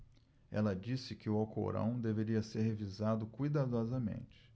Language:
Portuguese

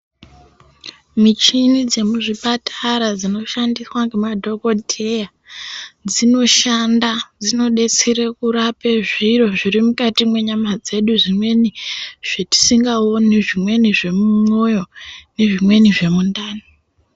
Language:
Ndau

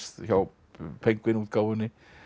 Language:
Icelandic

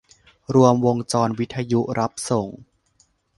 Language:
Thai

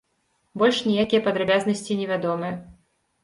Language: Belarusian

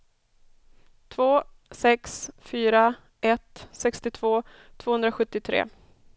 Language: Swedish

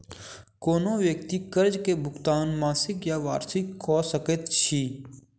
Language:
Maithili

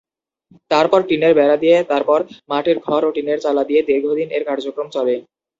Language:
Bangla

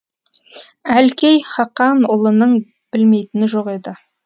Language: Kazakh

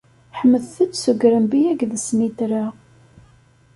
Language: Kabyle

